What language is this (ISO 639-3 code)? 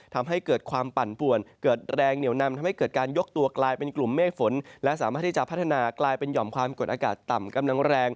tha